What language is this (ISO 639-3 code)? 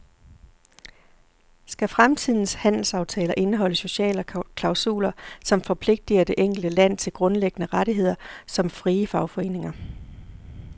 dan